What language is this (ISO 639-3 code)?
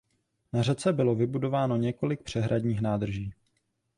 ces